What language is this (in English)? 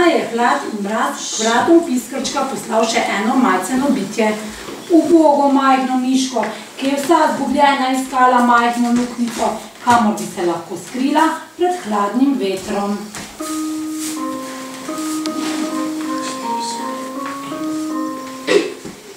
Ukrainian